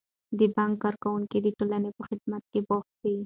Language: Pashto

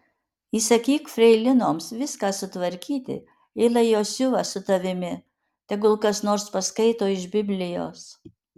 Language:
Lithuanian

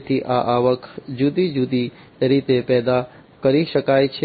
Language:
Gujarati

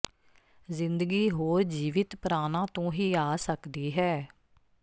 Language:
Punjabi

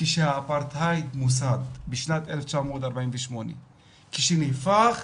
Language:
Hebrew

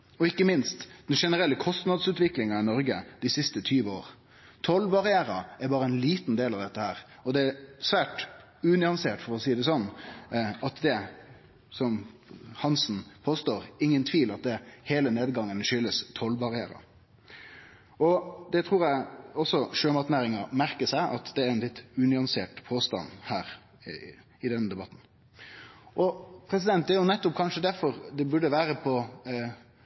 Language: Norwegian Nynorsk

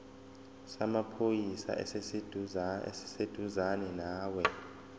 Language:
Zulu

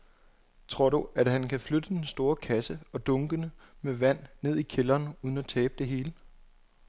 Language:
Danish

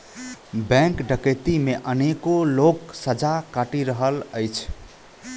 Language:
Maithili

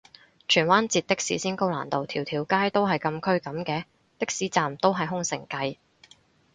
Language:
Cantonese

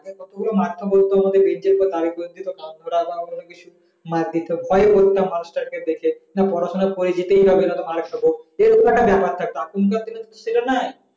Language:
Bangla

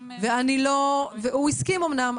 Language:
Hebrew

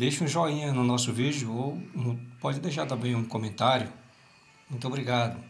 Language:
Portuguese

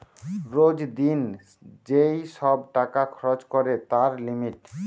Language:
Bangla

